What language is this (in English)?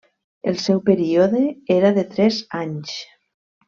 Catalan